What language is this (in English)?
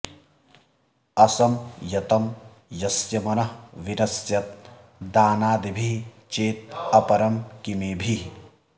Sanskrit